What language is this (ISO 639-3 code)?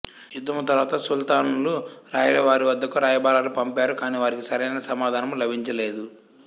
tel